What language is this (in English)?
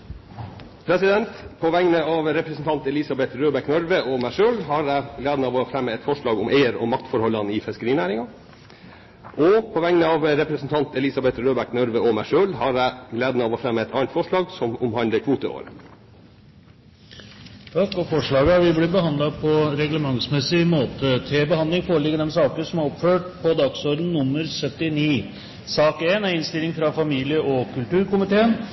Norwegian